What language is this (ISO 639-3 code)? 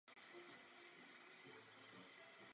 ces